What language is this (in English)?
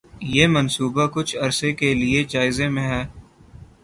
Urdu